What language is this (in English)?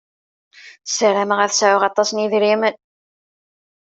Kabyle